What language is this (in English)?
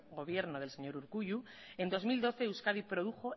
Spanish